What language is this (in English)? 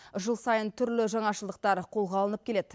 Kazakh